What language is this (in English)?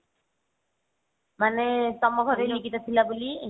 Odia